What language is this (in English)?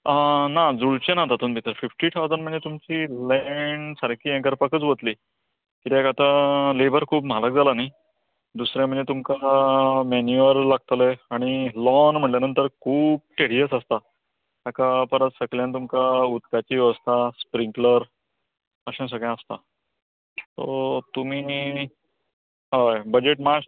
Konkani